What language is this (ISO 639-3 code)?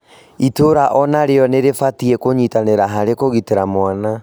kik